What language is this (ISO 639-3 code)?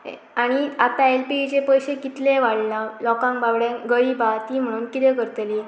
kok